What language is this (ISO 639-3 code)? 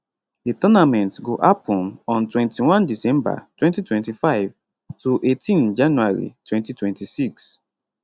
pcm